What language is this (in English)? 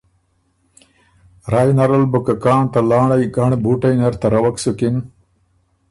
Ormuri